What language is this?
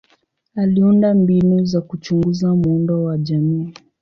Swahili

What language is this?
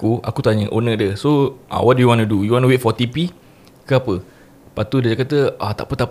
Malay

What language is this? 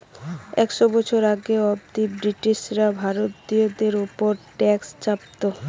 Bangla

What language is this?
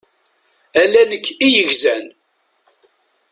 Kabyle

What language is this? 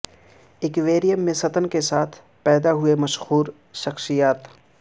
Urdu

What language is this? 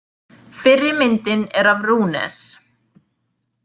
Icelandic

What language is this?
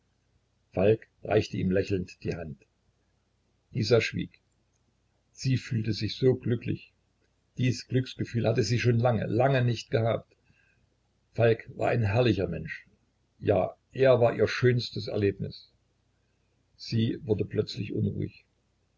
German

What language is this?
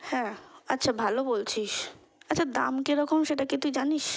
Bangla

